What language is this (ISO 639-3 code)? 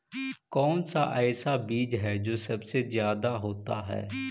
mag